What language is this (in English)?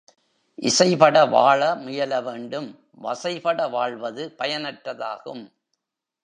Tamil